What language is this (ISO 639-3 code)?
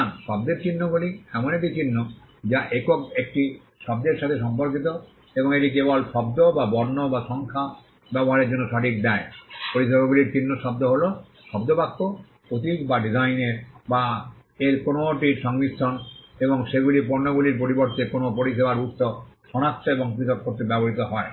ben